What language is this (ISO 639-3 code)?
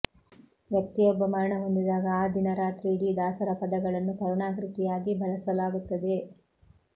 kan